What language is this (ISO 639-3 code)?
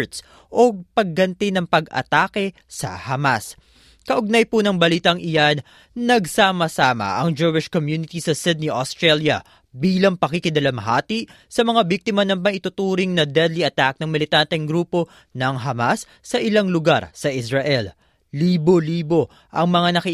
fil